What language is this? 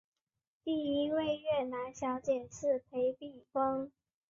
Chinese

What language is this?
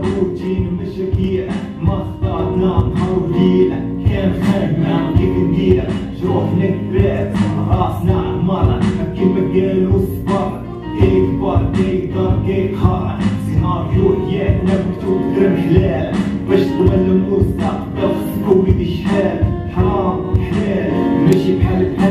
Arabic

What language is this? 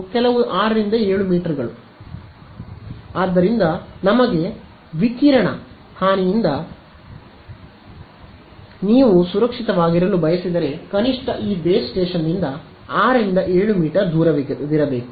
Kannada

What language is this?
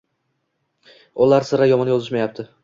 Uzbek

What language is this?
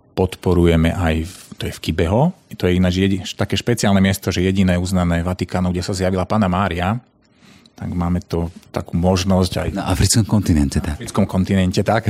Slovak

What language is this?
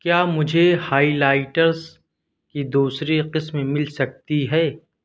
Urdu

